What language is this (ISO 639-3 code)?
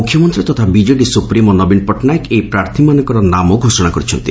ori